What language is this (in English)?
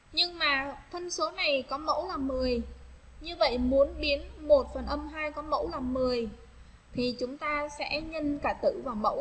Vietnamese